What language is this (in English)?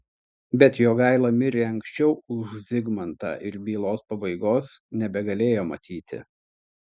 Lithuanian